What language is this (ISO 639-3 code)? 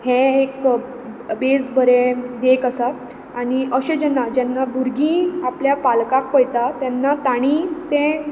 kok